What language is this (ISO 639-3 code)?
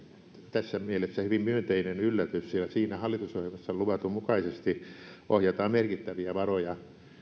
fin